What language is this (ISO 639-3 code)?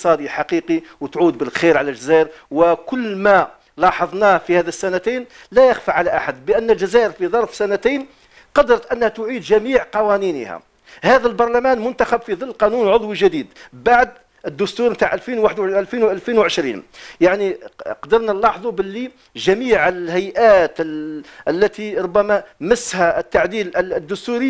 ara